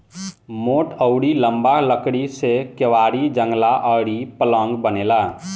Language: Bhojpuri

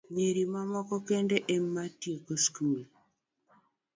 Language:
Luo (Kenya and Tanzania)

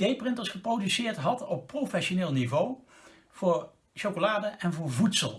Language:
Dutch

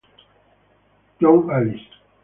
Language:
Italian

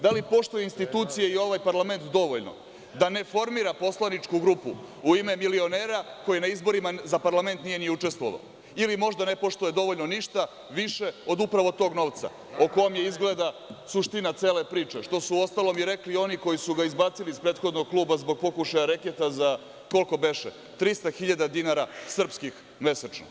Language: Serbian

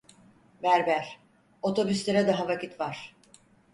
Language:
Turkish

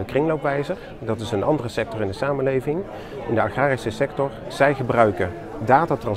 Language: Dutch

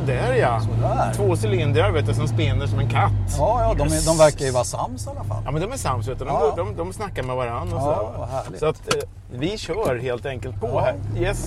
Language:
Swedish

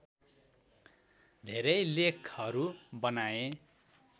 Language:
Nepali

